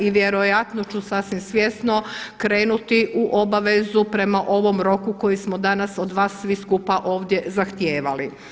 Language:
Croatian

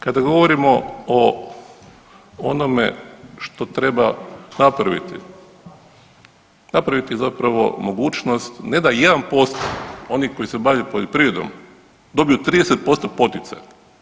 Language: Croatian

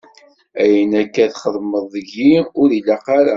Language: Kabyle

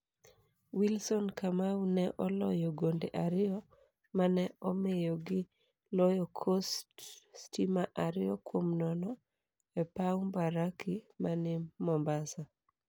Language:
Luo (Kenya and Tanzania)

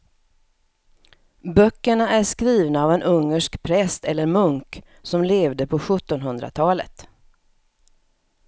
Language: Swedish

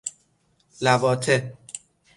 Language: Persian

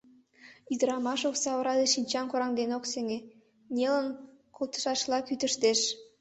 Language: Mari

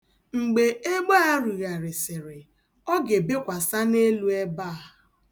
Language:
Igbo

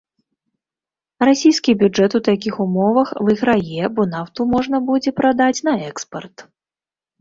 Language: Belarusian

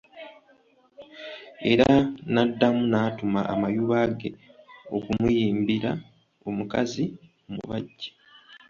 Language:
Ganda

